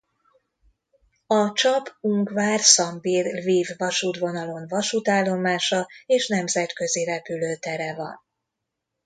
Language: Hungarian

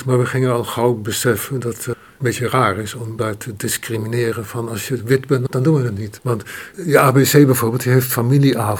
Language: Dutch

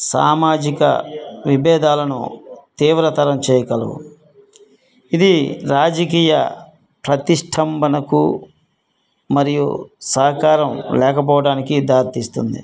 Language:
Telugu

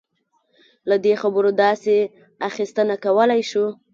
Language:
Pashto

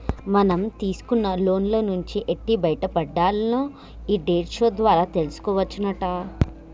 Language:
Telugu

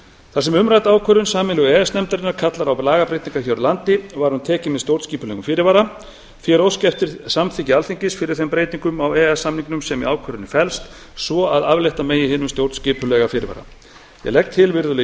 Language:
Icelandic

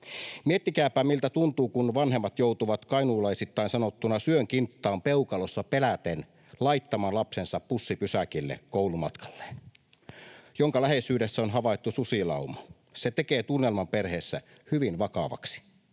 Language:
Finnish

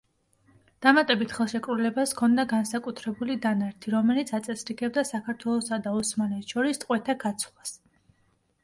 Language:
Georgian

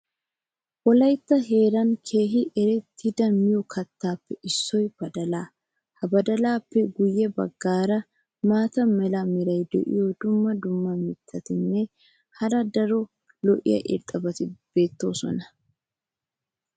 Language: Wolaytta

